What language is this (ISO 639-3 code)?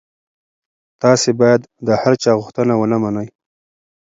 pus